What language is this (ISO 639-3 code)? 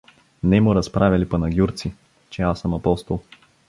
bul